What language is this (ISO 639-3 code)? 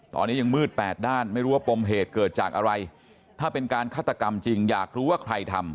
tha